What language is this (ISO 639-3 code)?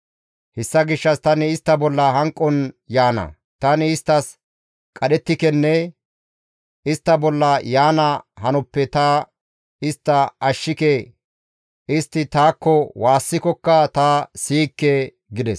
gmv